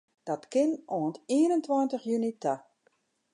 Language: Western Frisian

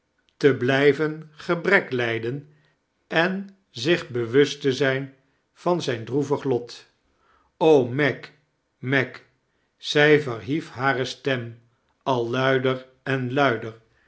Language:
Dutch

